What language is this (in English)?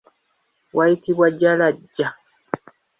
Ganda